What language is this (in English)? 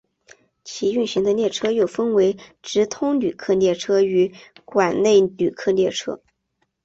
Chinese